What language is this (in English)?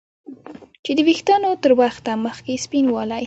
Pashto